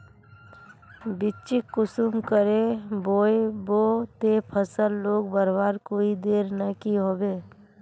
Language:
Magahi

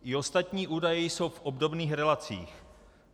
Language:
Czech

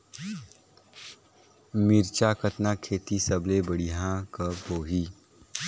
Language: Chhattisgarhi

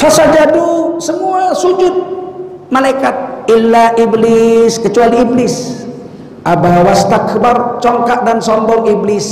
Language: Indonesian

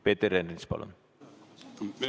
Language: Estonian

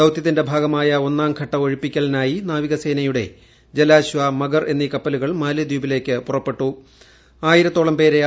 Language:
Malayalam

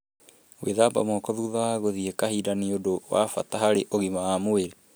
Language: Kikuyu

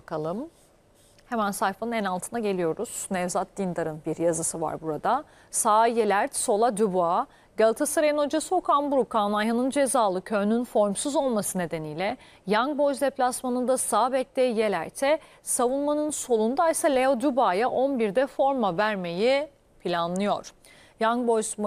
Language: Turkish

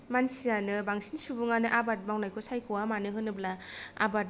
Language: Bodo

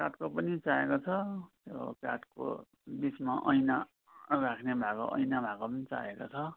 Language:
Nepali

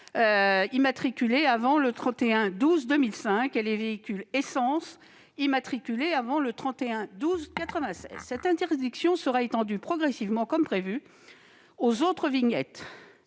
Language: French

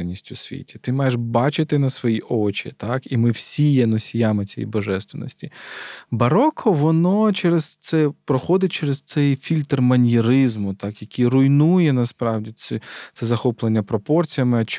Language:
Ukrainian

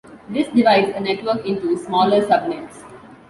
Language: English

